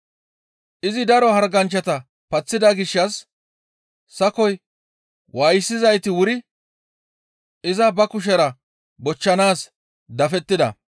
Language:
Gamo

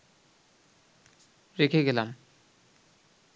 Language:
Bangla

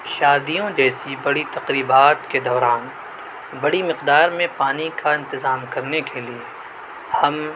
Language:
Urdu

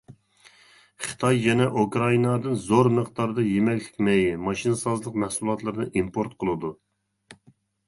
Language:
Uyghur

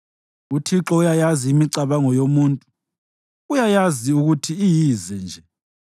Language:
North Ndebele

